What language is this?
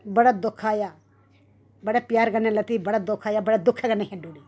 Dogri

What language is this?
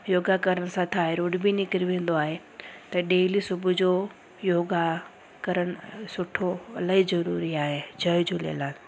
Sindhi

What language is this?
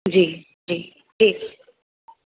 Sindhi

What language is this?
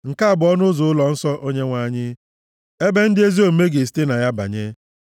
Igbo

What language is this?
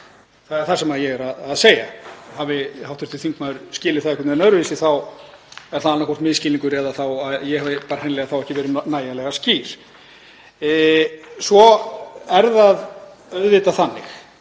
Icelandic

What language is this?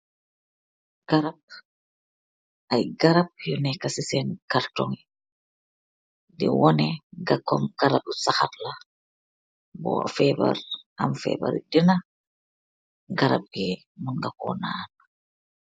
Wolof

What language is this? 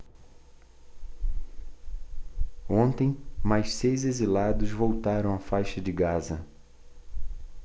Portuguese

